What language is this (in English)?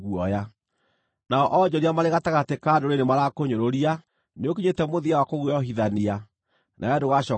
Kikuyu